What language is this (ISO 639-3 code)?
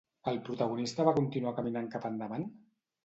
cat